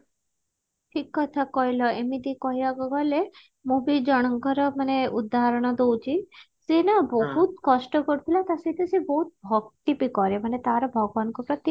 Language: Odia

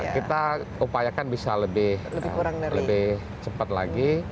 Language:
Indonesian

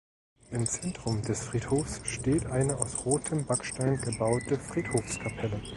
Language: German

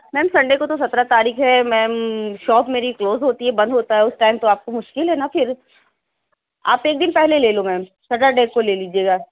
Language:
Urdu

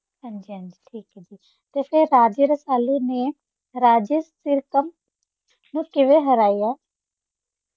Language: Punjabi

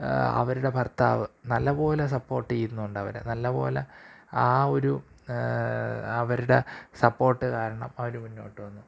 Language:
Malayalam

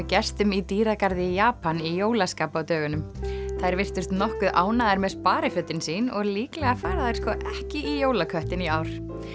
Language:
Icelandic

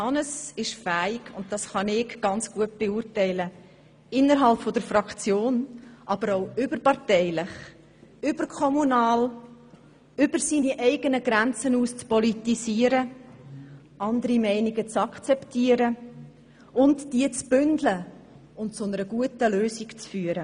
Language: Swiss German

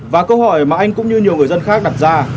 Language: Vietnamese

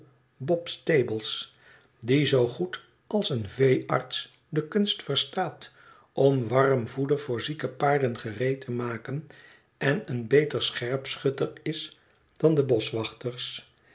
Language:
Dutch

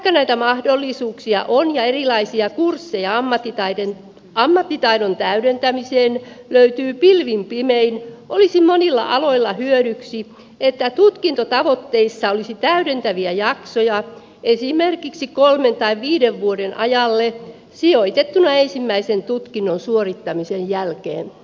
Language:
Finnish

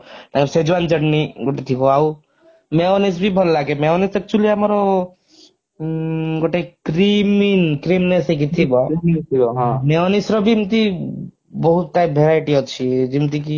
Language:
Odia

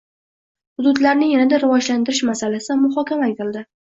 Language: Uzbek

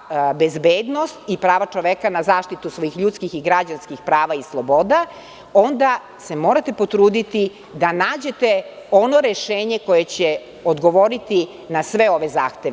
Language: Serbian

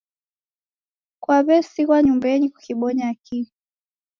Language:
Taita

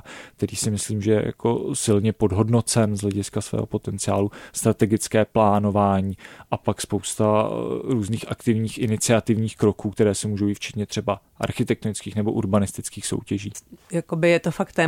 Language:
Czech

